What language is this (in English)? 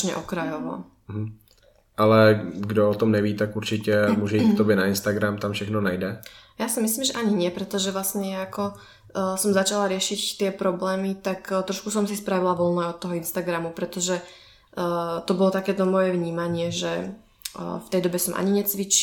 Czech